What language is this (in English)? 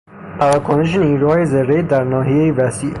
Persian